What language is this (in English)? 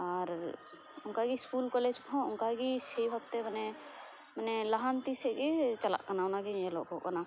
Santali